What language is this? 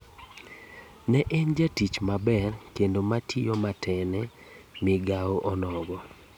Luo (Kenya and Tanzania)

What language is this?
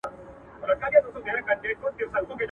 Pashto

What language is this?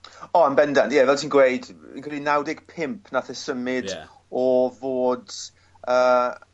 Welsh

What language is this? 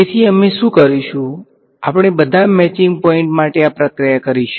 Gujarati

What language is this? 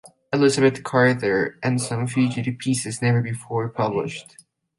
Spanish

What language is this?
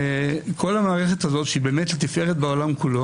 Hebrew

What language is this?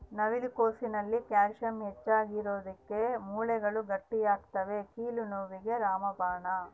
Kannada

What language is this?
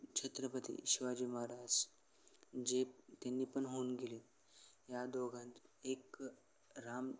Marathi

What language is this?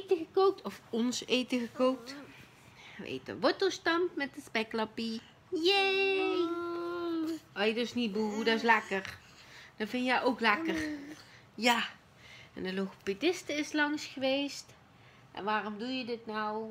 Dutch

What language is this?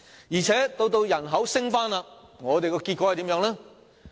Cantonese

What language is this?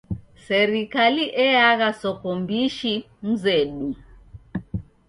Taita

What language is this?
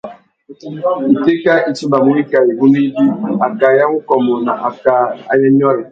Tuki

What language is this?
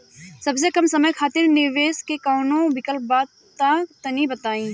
Bhojpuri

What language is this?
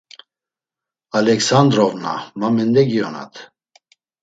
Laz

